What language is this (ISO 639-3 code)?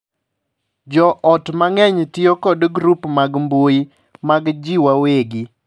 luo